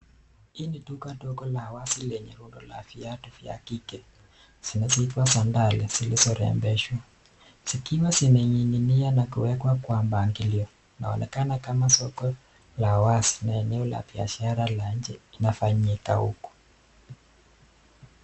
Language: Swahili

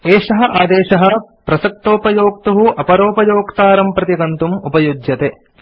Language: Sanskrit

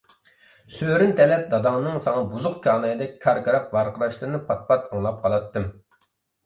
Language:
Uyghur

